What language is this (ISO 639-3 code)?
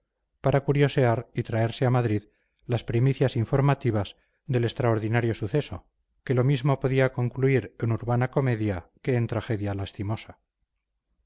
spa